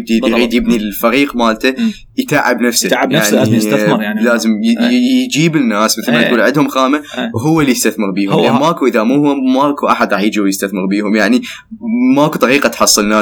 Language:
Arabic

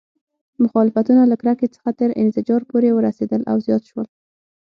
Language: Pashto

